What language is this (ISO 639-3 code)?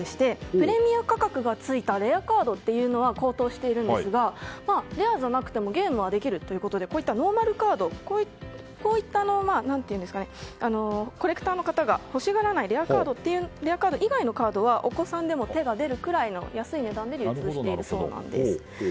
jpn